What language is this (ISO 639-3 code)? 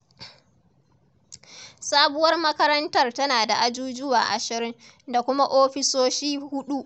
hau